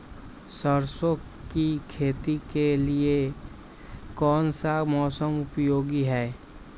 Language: Magahi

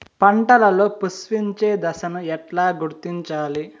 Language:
Telugu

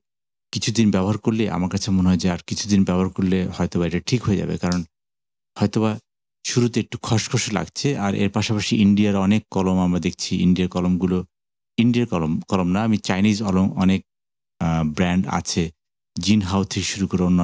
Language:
Bangla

